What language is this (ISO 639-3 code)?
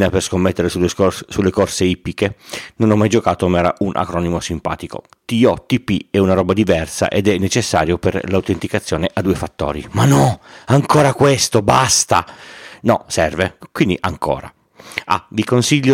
ita